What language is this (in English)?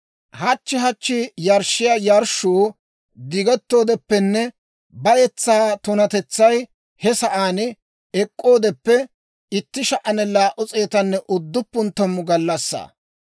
Dawro